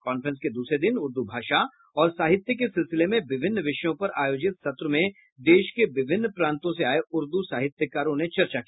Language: Hindi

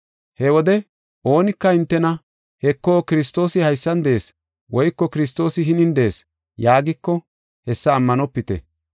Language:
Gofa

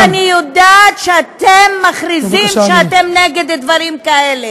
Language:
Hebrew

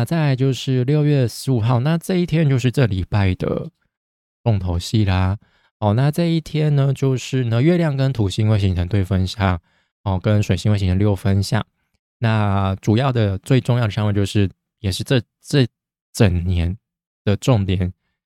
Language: Chinese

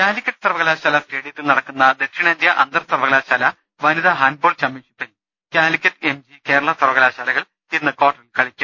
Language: Malayalam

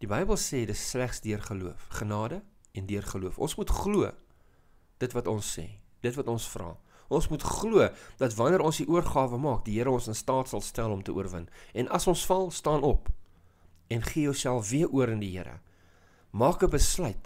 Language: Dutch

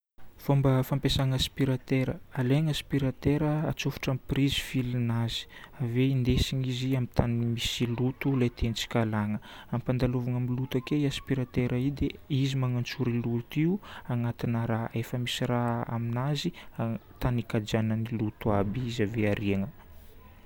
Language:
Northern Betsimisaraka Malagasy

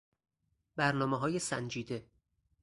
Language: Persian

